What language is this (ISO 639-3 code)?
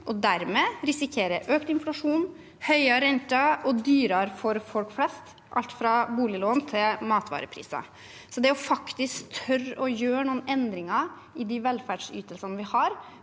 nor